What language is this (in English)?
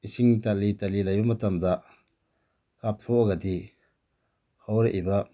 Manipuri